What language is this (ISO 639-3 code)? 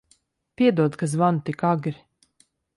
lav